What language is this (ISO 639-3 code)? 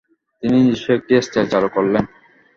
ben